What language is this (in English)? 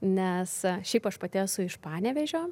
Lithuanian